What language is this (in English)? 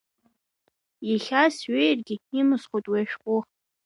Abkhazian